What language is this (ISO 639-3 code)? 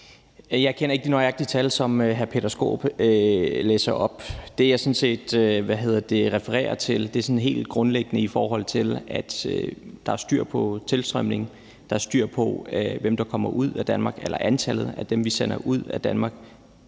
dan